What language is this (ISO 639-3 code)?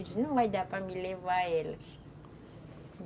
por